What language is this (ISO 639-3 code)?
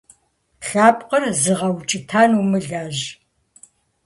kbd